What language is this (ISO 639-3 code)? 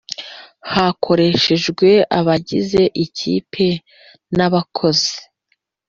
kin